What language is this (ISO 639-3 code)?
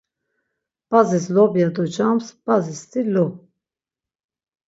lzz